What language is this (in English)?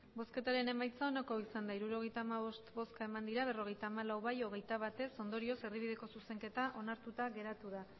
Basque